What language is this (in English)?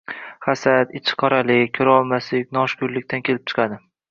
Uzbek